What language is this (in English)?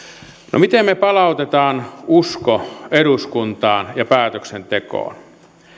Finnish